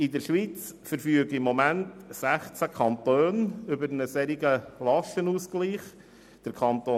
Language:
Swiss German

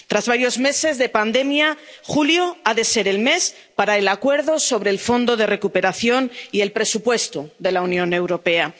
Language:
Spanish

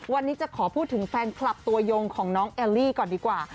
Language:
Thai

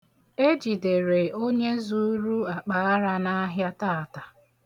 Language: Igbo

